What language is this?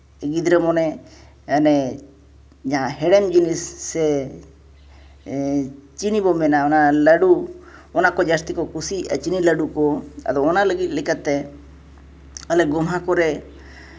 Santali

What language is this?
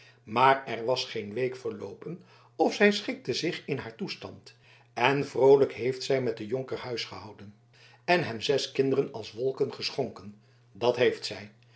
Dutch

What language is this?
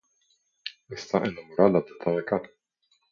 Spanish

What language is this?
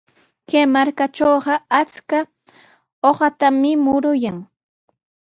Sihuas Ancash Quechua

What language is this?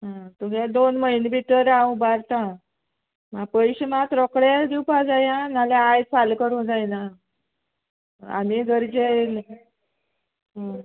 Konkani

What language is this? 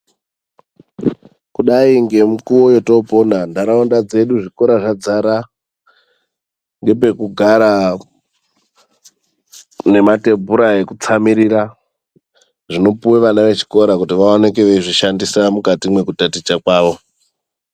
Ndau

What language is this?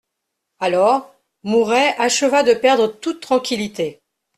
French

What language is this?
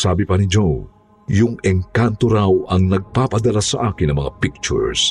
Filipino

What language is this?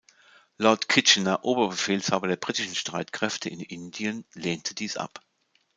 German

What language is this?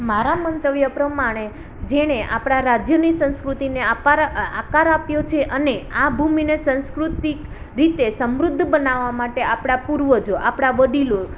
Gujarati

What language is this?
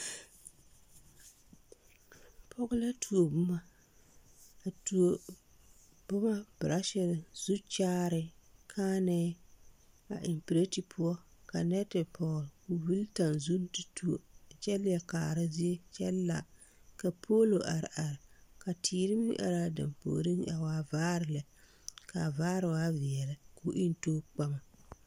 Southern Dagaare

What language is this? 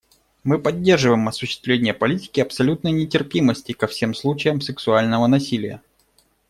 Russian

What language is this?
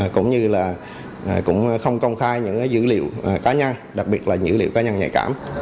Vietnamese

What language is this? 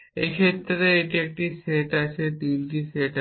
Bangla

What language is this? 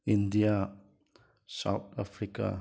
Manipuri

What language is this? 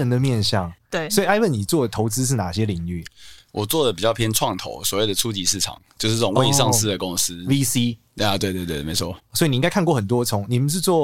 Chinese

